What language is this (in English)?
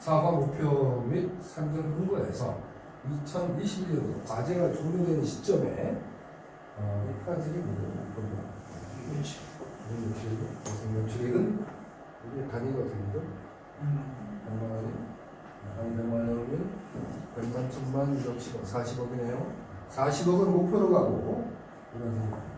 Korean